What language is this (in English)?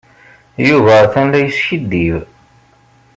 Kabyle